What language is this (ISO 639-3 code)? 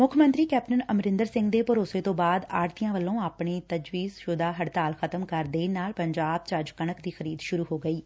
pan